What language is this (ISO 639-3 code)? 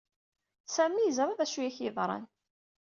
kab